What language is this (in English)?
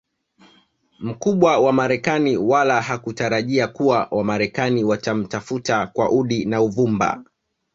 Swahili